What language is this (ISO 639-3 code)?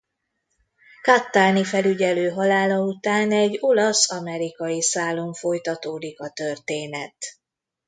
hun